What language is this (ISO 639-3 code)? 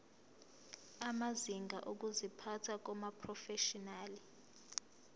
zul